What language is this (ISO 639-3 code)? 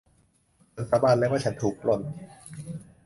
tha